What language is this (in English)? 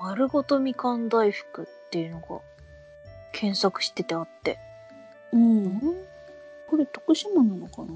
Japanese